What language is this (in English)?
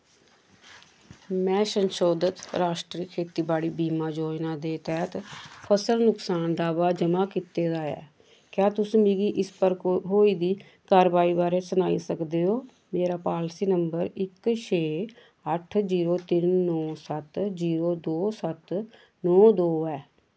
Dogri